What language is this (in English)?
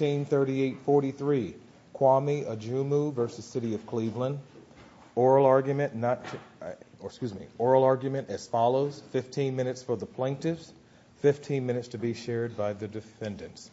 English